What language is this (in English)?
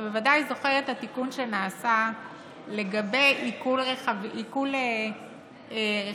Hebrew